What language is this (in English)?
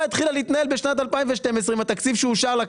Hebrew